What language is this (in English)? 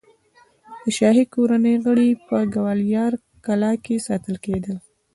Pashto